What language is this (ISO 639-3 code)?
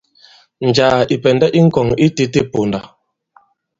abb